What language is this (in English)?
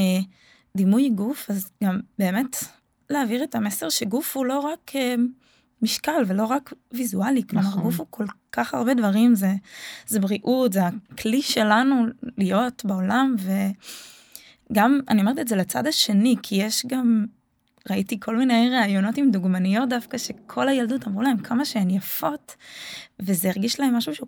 Hebrew